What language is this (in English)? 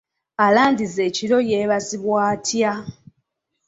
Ganda